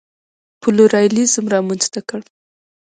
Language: Pashto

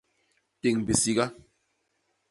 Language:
Basaa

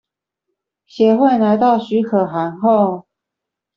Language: Chinese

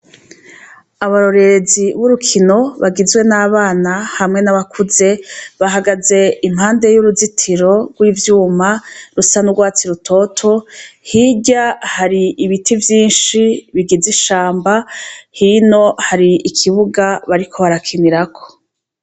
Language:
Rundi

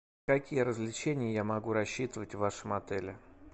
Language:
Russian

